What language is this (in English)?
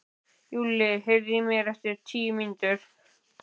Icelandic